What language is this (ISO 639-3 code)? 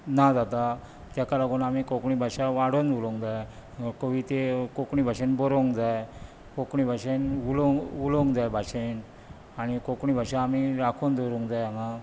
kok